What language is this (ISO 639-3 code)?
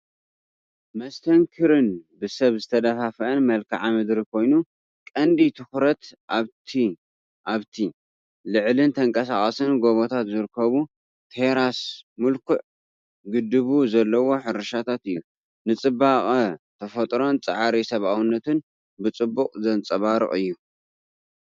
tir